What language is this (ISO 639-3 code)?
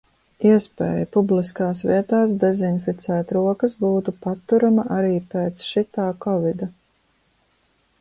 lav